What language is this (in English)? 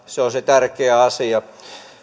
Finnish